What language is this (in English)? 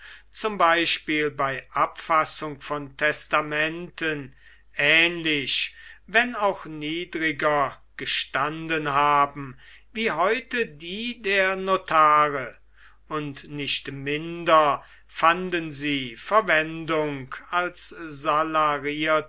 German